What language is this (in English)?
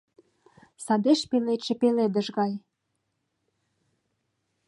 Mari